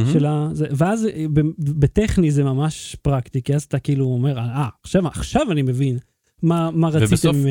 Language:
Hebrew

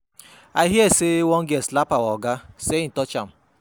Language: Nigerian Pidgin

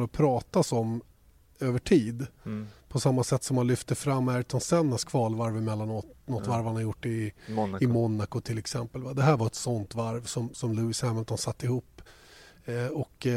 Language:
Swedish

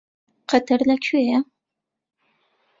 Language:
Central Kurdish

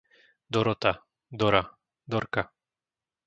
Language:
Slovak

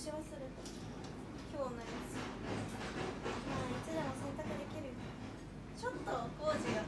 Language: Japanese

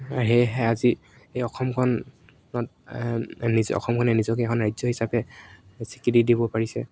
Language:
Assamese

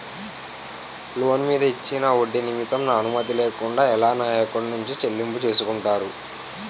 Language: Telugu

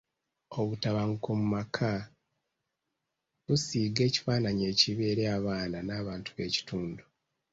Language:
Ganda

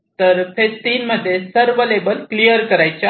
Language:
Marathi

